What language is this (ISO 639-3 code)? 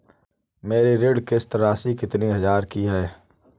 hin